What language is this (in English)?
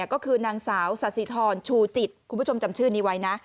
Thai